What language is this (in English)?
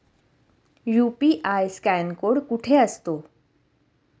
Marathi